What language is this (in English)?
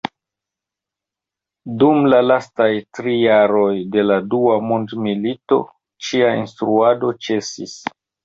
Esperanto